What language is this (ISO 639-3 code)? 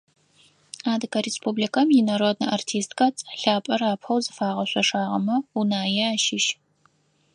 ady